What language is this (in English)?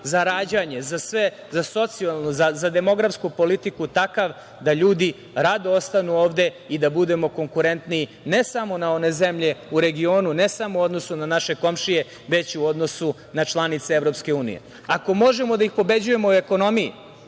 Serbian